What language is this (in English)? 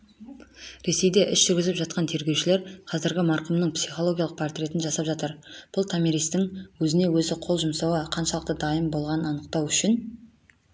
Kazakh